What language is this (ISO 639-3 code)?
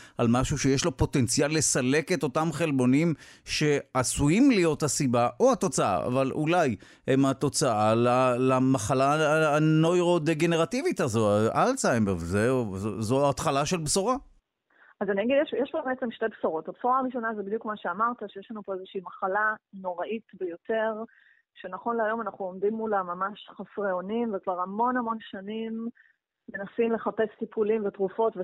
heb